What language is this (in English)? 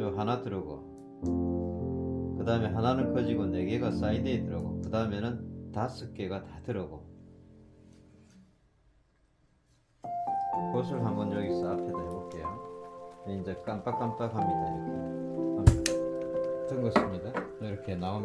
Korean